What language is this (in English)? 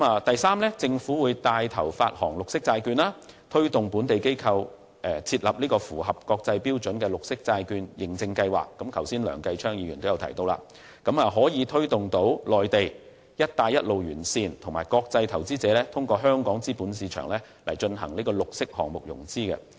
Cantonese